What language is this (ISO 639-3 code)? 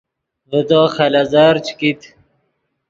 ydg